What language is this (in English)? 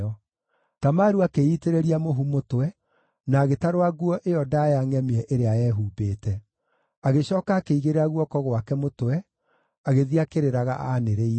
Kikuyu